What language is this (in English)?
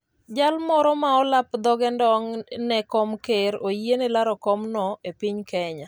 Luo (Kenya and Tanzania)